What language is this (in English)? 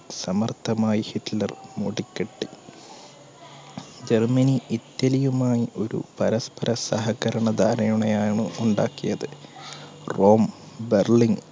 Malayalam